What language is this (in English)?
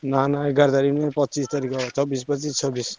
Odia